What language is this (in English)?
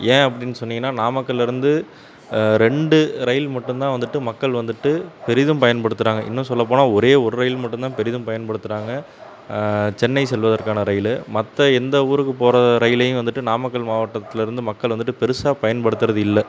Tamil